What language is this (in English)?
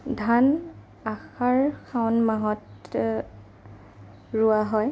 Assamese